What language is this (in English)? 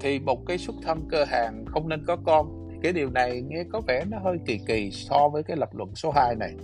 Vietnamese